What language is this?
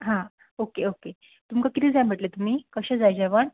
Konkani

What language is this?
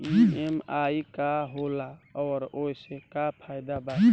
Bhojpuri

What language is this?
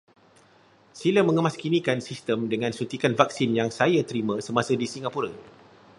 Malay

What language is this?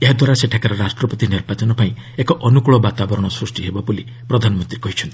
Odia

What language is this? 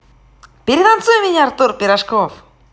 Russian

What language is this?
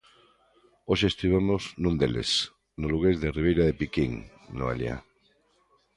Galician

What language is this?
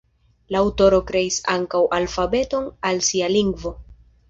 Esperanto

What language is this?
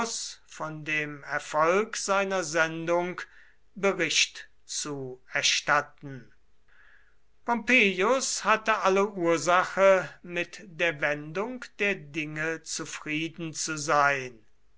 German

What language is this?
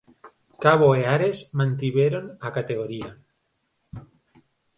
Galician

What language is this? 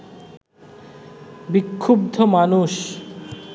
Bangla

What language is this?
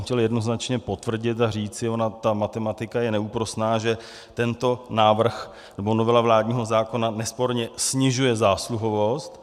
Czech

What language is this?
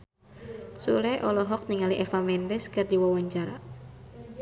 Sundanese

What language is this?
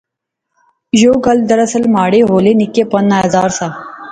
Pahari-Potwari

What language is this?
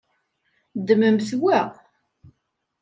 Kabyle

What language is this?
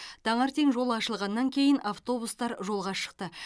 Kazakh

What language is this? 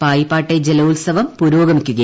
Malayalam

